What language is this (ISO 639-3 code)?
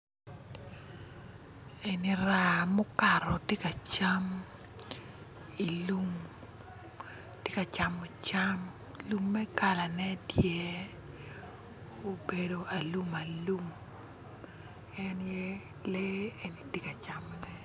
ach